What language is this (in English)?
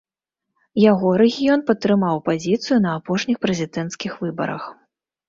Belarusian